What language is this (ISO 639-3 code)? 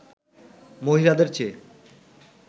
ben